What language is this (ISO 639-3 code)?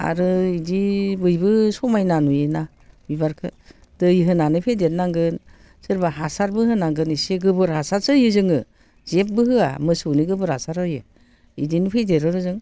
brx